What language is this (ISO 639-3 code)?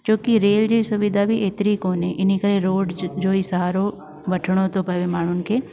snd